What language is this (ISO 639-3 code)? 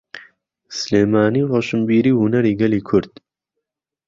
ckb